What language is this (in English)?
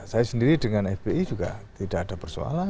Indonesian